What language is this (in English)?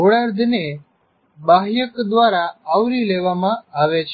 Gujarati